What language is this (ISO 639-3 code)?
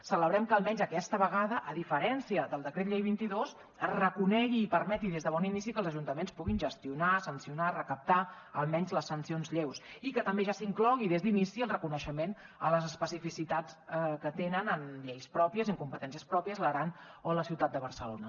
cat